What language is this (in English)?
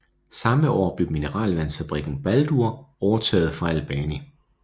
Danish